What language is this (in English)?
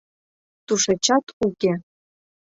Mari